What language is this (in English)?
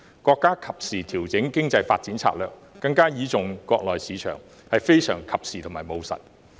Cantonese